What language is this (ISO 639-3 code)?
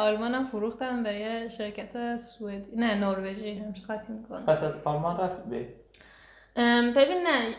fas